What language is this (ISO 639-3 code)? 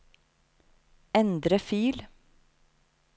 nor